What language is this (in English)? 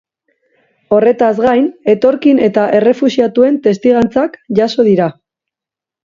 Basque